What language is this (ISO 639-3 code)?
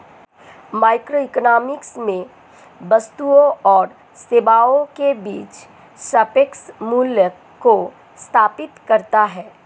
hin